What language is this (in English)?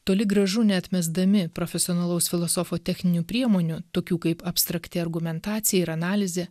Lithuanian